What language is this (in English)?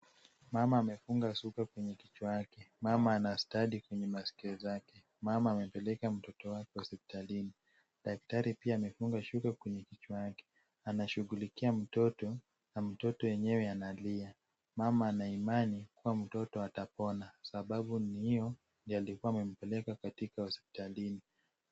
Swahili